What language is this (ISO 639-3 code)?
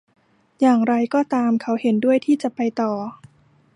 tha